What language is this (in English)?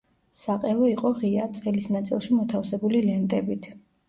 Georgian